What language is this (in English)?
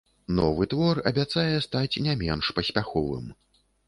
Belarusian